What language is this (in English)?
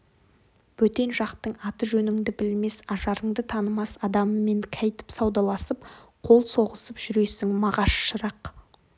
Kazakh